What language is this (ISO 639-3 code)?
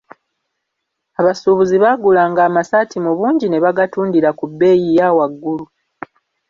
lug